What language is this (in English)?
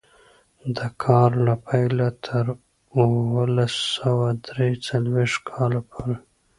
Pashto